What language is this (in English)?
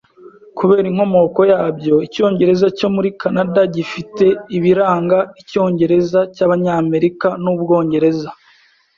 Kinyarwanda